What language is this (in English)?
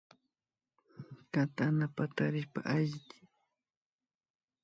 Imbabura Highland Quichua